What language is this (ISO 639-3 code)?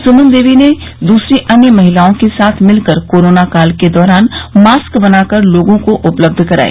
hin